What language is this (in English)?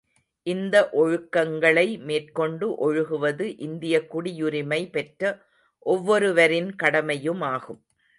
Tamil